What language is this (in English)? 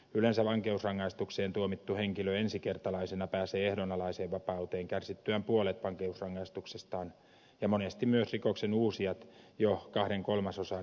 Finnish